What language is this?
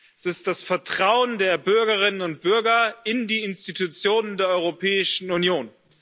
German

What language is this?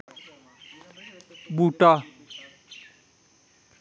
Dogri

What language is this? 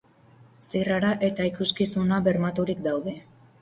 Basque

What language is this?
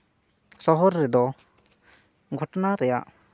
Santali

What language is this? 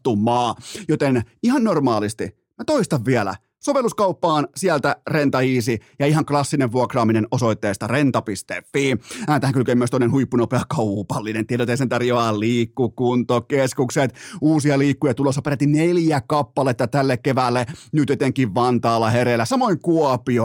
Finnish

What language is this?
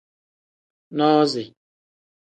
Tem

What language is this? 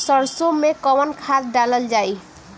Bhojpuri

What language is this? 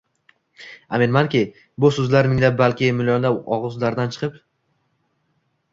Uzbek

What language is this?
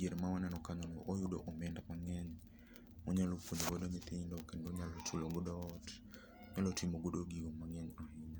Luo (Kenya and Tanzania)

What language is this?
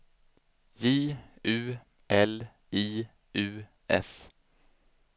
Swedish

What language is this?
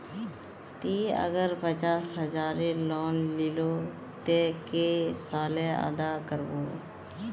Magahi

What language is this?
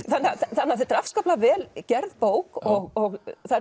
Icelandic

